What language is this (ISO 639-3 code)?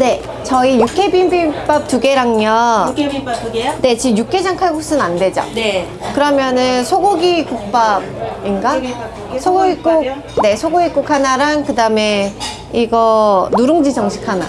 kor